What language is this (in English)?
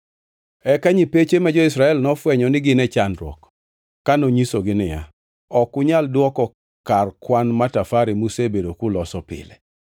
Luo (Kenya and Tanzania)